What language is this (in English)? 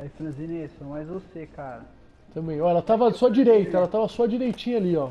Portuguese